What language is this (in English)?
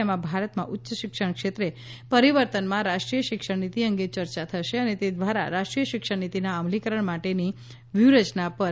Gujarati